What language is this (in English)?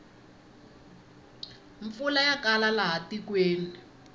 Tsonga